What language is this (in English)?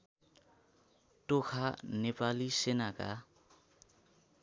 Nepali